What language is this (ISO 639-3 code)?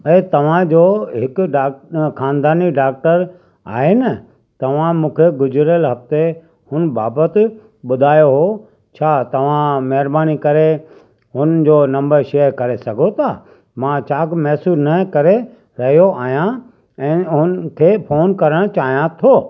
snd